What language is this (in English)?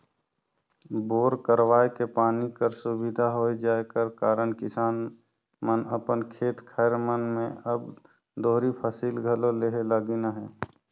Chhattisgarhi